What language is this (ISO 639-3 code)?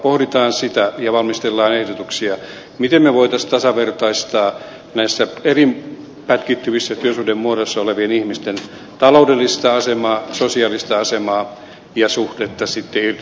fin